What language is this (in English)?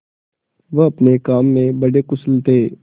Hindi